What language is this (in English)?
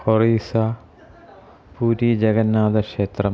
Sanskrit